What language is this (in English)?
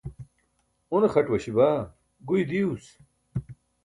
Burushaski